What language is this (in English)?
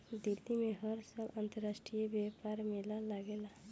Bhojpuri